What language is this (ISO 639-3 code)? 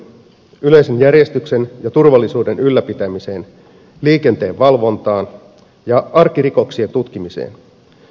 fin